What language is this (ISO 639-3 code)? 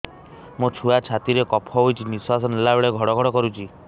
ori